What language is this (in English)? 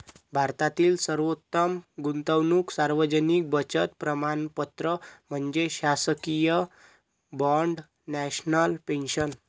Marathi